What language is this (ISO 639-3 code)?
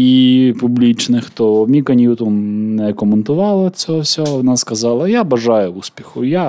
ukr